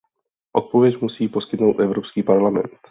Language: Czech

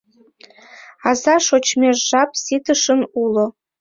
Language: Mari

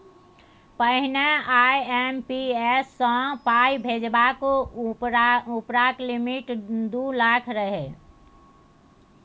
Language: Maithili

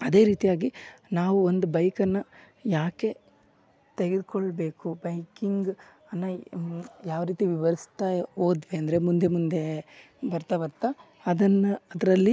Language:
Kannada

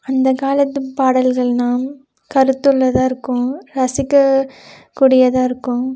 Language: Tamil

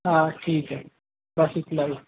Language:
Urdu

